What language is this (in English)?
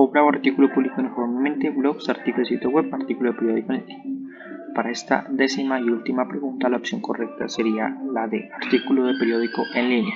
Spanish